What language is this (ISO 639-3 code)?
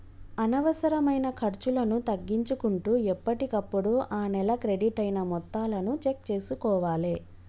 tel